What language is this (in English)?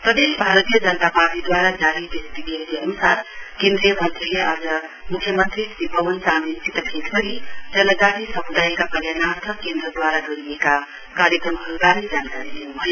Nepali